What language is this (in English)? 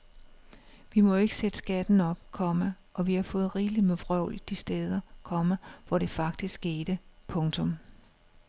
Danish